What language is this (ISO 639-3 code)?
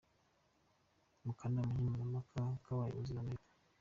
kin